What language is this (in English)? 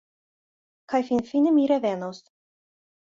Esperanto